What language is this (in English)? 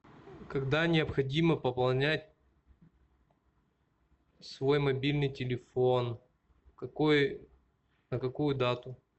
Russian